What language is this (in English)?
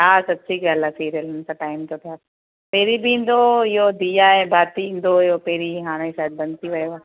Sindhi